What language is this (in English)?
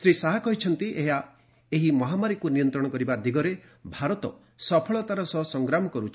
Odia